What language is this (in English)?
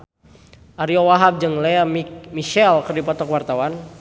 Sundanese